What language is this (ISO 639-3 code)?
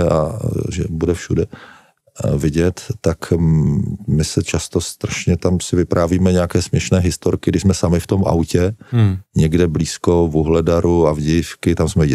ces